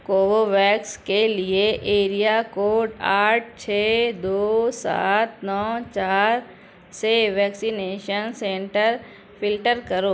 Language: Urdu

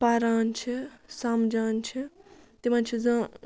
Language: Kashmiri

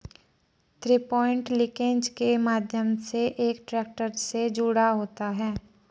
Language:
Hindi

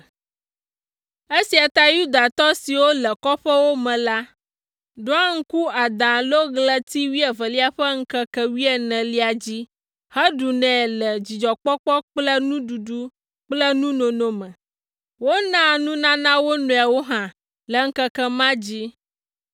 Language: Ewe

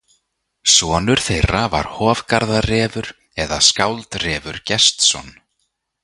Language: Icelandic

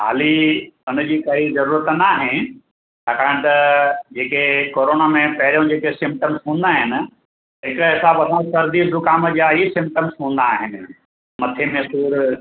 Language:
Sindhi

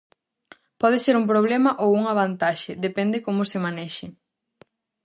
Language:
Galician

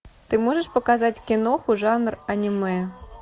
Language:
Russian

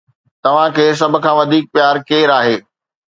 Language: Sindhi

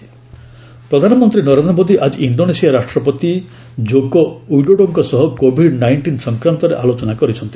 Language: Odia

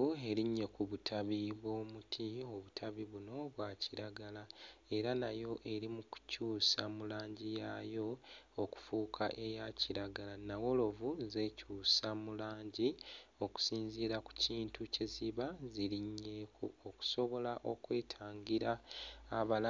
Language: Ganda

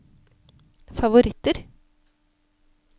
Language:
Norwegian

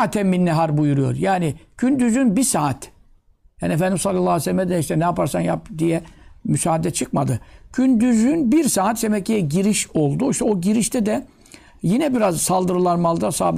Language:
Turkish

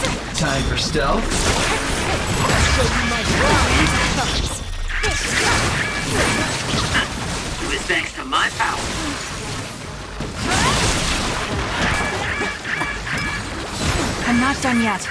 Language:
English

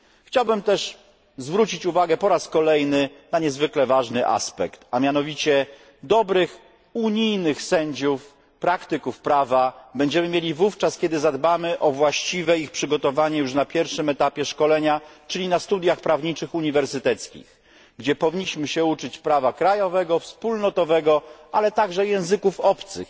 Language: Polish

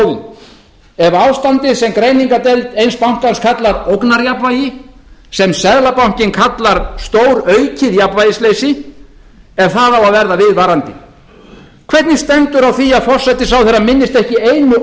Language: Icelandic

